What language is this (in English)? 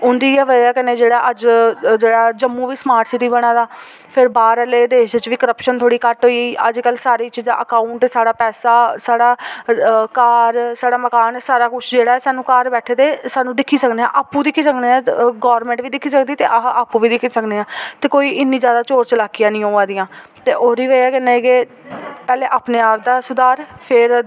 Dogri